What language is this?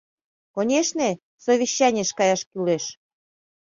Mari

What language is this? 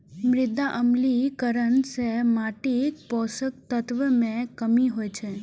Maithili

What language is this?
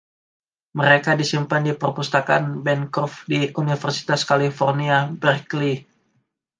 Indonesian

